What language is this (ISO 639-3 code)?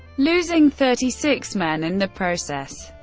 eng